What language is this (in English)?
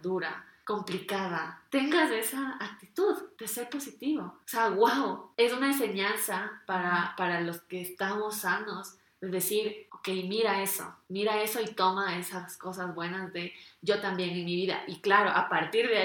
Spanish